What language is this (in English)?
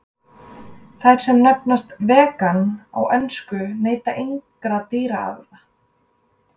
Icelandic